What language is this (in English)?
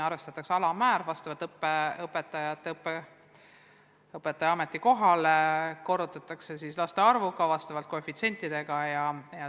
Estonian